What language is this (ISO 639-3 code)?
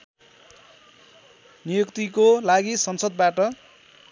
nep